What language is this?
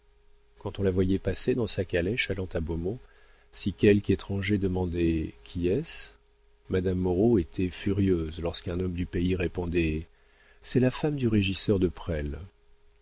French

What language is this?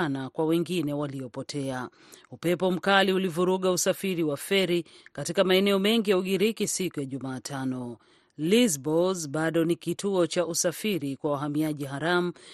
Swahili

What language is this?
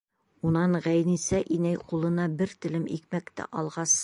Bashkir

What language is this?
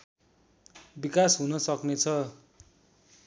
Nepali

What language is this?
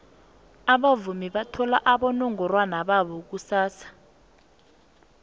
South Ndebele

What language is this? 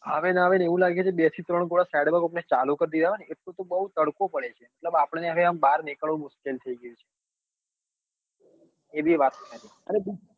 Gujarati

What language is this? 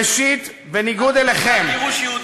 Hebrew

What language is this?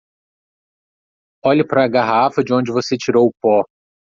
Portuguese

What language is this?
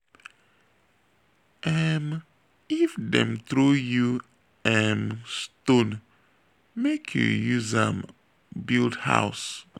Nigerian Pidgin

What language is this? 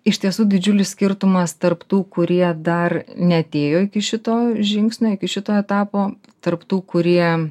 Lithuanian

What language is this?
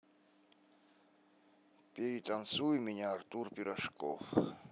Russian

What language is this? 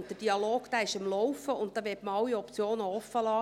Swiss German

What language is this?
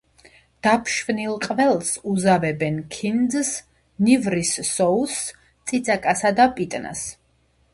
Georgian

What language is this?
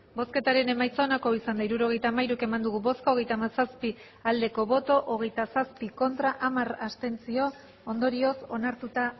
Basque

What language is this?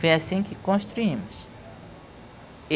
Portuguese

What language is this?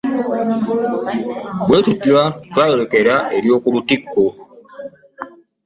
Ganda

